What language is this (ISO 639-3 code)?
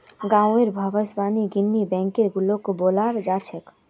mag